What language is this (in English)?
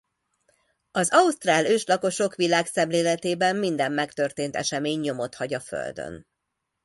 Hungarian